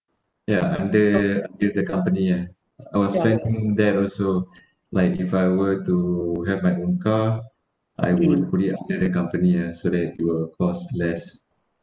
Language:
English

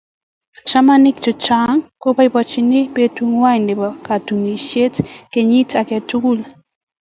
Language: Kalenjin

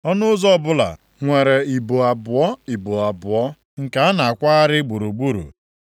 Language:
Igbo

